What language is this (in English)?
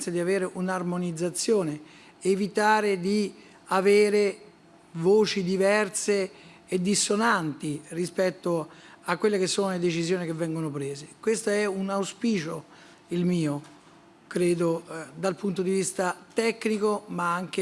Italian